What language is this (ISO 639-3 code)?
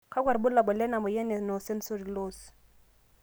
mas